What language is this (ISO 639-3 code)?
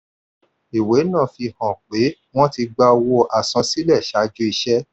yor